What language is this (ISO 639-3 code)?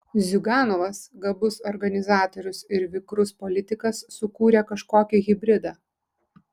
lit